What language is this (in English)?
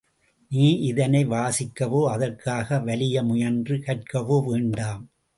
Tamil